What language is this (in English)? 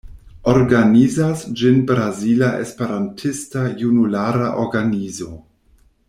Esperanto